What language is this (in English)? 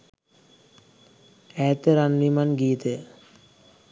Sinhala